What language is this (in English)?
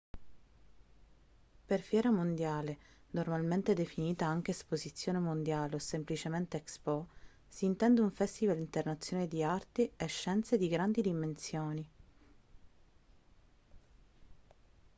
Italian